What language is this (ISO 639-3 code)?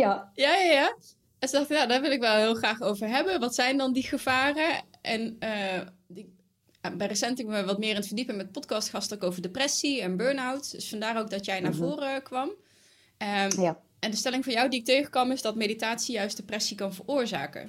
nld